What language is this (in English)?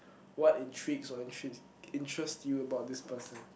English